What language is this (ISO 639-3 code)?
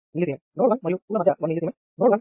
tel